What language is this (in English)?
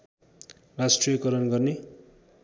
Nepali